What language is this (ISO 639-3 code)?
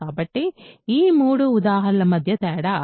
tel